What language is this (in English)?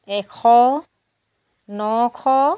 Assamese